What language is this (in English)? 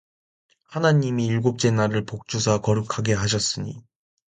Korean